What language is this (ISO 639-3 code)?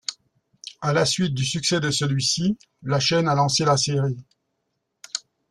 fra